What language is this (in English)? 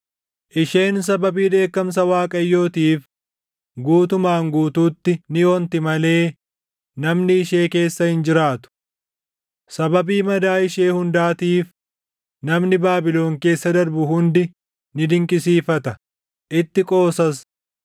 Oromo